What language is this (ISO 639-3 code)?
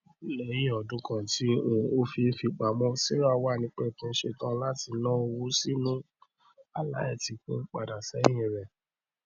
yor